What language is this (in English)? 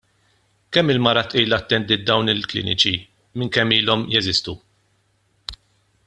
Maltese